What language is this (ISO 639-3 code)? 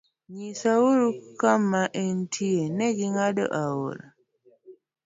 luo